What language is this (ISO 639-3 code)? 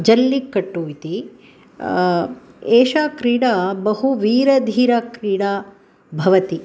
san